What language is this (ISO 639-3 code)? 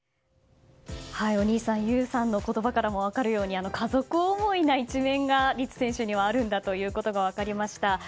jpn